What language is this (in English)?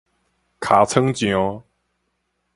Min Nan Chinese